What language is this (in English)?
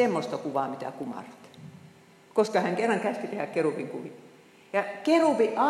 Finnish